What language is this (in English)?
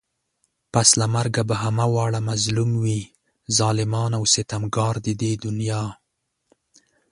Pashto